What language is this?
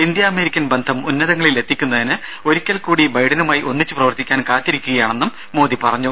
Malayalam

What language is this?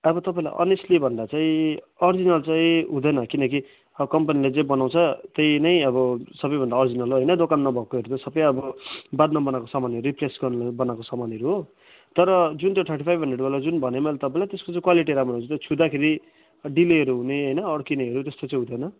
Nepali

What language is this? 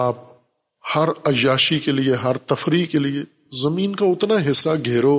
Urdu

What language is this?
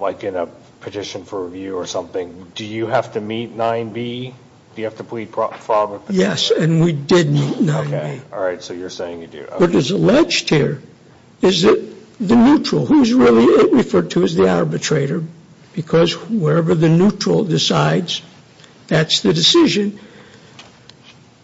English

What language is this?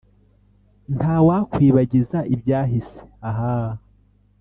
Kinyarwanda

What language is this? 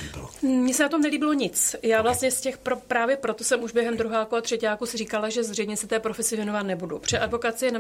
Czech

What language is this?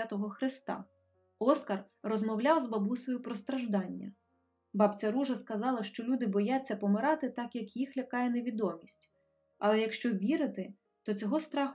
Ukrainian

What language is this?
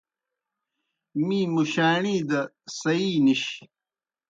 Kohistani Shina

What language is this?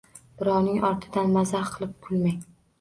Uzbek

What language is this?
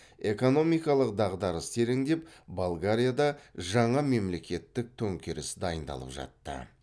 Kazakh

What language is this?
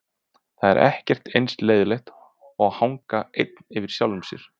Icelandic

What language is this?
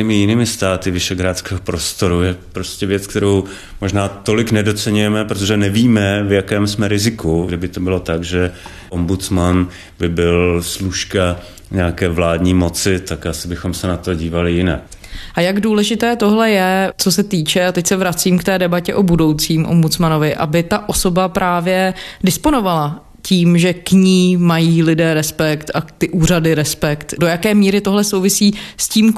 Czech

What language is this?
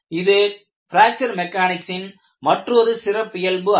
Tamil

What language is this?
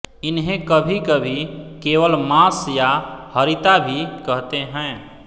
Hindi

